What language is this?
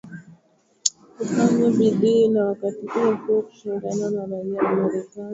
Swahili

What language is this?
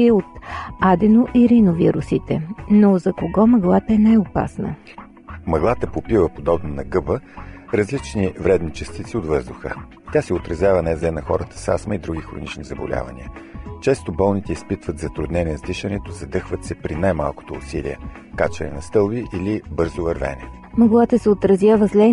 Bulgarian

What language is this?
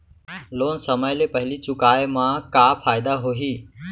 Chhattisgarhi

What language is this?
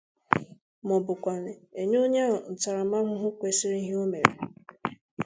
Igbo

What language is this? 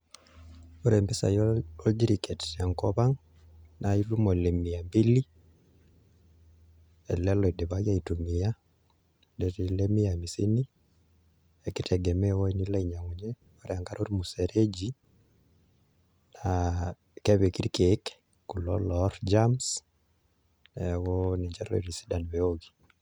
Masai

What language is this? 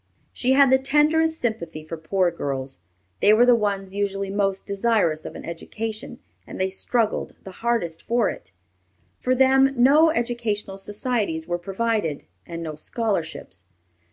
English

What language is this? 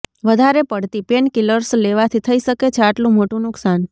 Gujarati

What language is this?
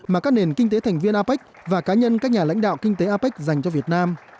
Vietnamese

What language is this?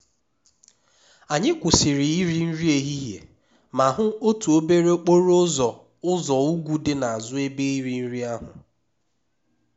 Igbo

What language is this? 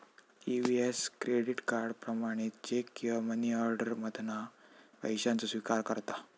Marathi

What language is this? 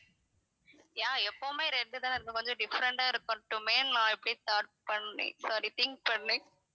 Tamil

